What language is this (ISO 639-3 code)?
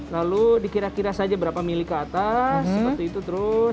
ind